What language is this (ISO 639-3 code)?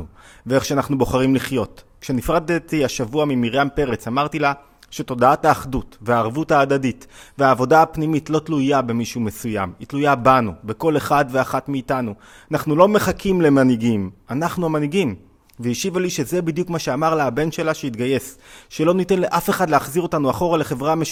heb